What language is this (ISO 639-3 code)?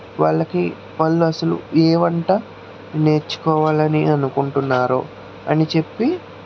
tel